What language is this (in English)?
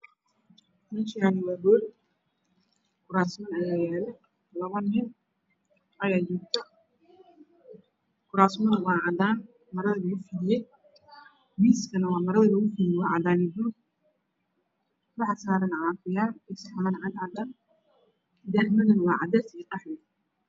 Somali